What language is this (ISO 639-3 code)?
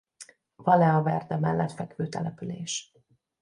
hun